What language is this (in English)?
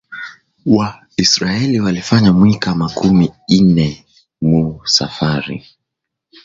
Swahili